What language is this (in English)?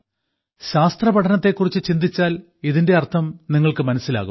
Malayalam